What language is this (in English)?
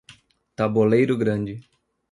Portuguese